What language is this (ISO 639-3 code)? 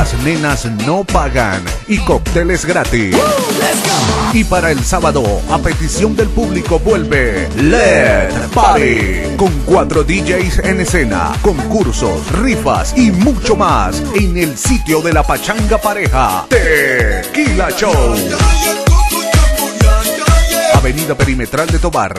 spa